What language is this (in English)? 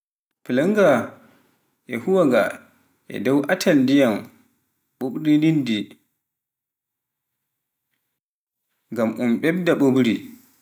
Pular